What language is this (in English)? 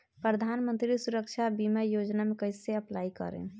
Bhojpuri